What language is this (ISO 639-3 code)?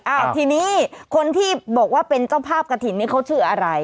tha